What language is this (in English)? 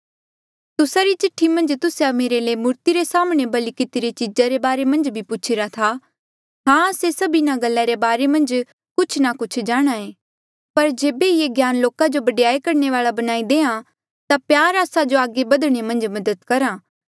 Mandeali